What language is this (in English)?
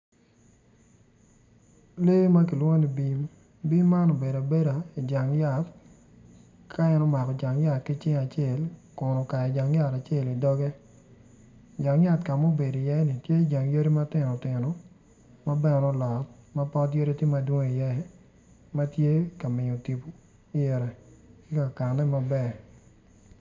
Acoli